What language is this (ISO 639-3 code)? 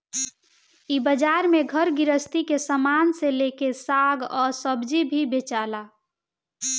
bho